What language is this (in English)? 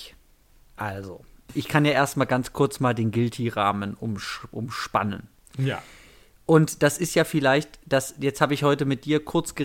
German